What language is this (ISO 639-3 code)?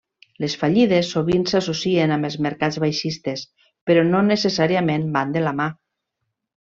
cat